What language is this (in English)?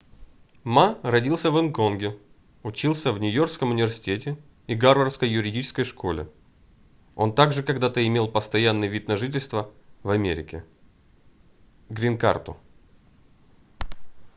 Russian